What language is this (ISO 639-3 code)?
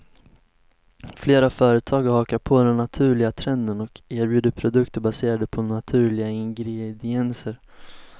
swe